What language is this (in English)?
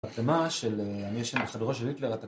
Hebrew